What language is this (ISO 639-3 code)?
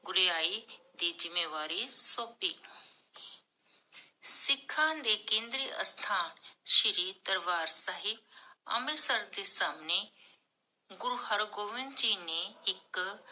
pan